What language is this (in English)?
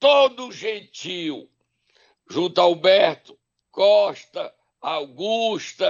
Portuguese